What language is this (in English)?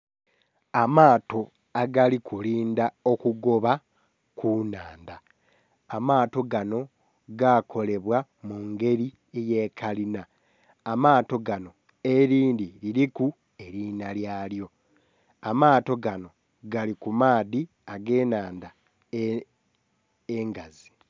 Soga